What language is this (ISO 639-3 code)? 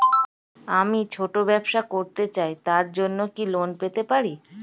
ben